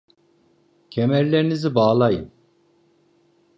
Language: Turkish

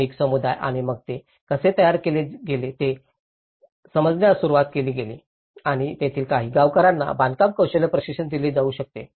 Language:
Marathi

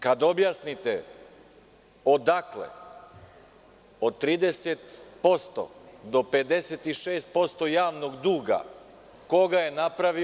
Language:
Serbian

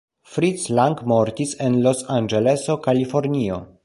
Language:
Esperanto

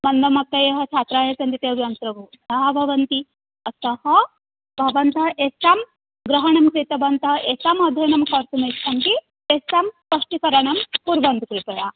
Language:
Sanskrit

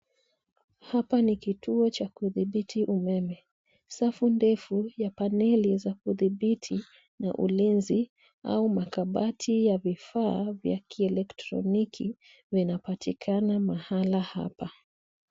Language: Swahili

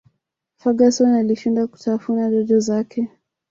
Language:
Swahili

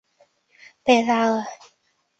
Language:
Chinese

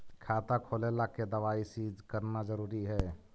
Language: Magahi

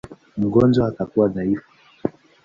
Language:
Swahili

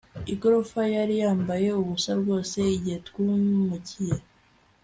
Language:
Kinyarwanda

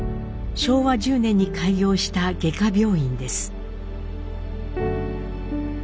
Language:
Japanese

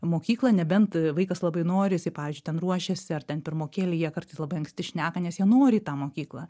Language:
Lithuanian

